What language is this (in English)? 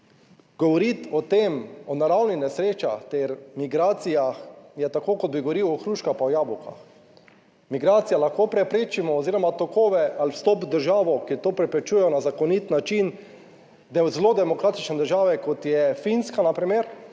Slovenian